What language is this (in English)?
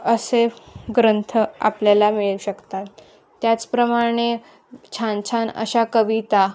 Marathi